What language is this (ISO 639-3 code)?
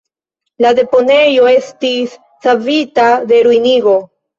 epo